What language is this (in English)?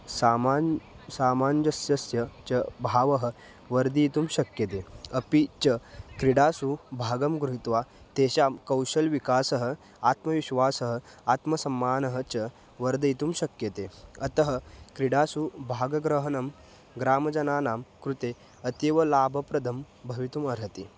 Sanskrit